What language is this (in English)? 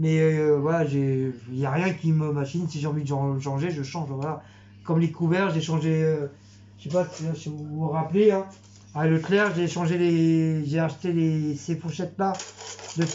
French